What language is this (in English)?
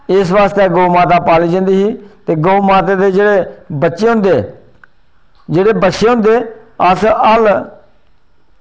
Dogri